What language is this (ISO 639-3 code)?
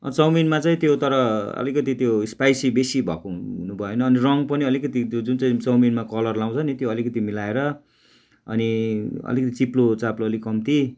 nep